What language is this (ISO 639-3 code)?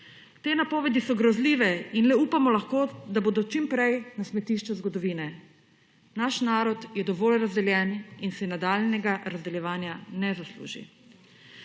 slv